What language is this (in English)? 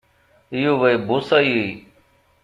Kabyle